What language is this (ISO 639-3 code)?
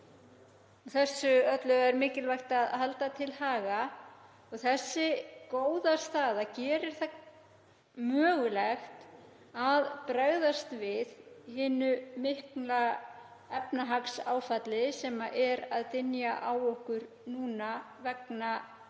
isl